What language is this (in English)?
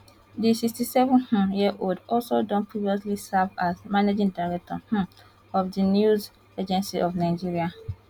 Nigerian Pidgin